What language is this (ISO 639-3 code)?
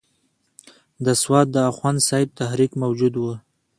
pus